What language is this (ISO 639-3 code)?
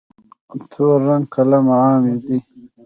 pus